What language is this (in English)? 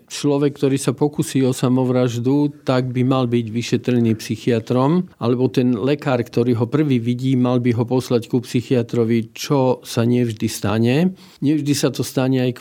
Slovak